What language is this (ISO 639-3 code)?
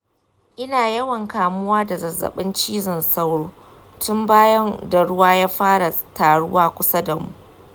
hau